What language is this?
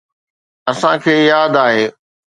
Sindhi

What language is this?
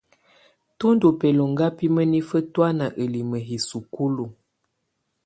Tunen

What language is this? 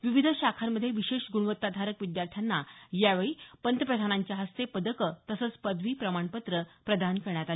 Marathi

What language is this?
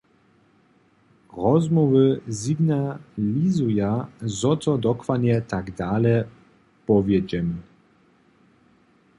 Upper Sorbian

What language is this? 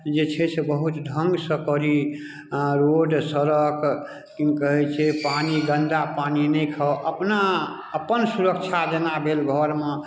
Maithili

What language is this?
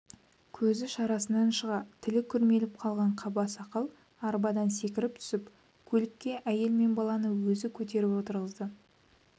Kazakh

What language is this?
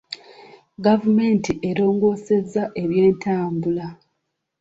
Ganda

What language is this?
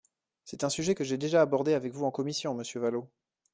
French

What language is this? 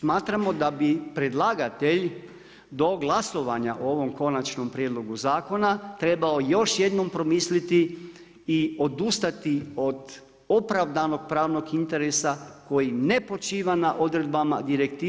Croatian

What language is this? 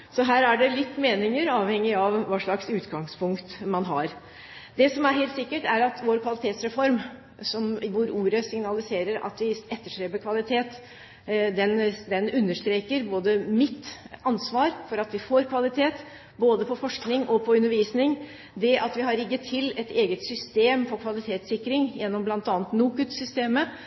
Norwegian Bokmål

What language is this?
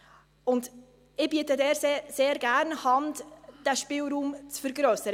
Swiss German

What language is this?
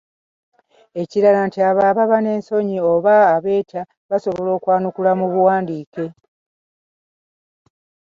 Ganda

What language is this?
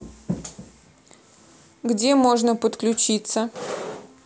Russian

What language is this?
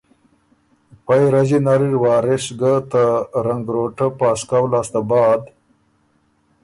Ormuri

